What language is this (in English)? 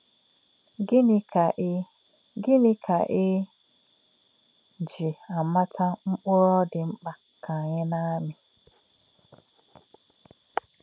Igbo